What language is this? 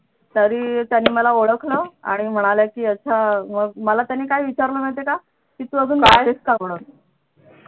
Marathi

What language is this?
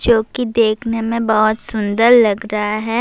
Urdu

